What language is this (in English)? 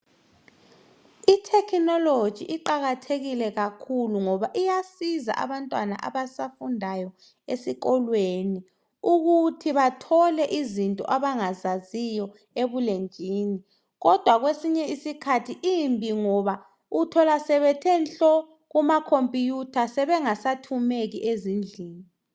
North Ndebele